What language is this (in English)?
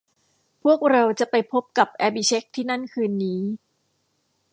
Thai